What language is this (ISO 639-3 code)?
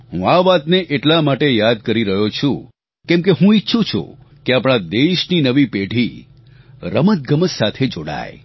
guj